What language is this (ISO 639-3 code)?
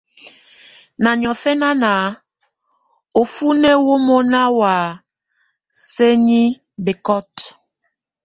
tvu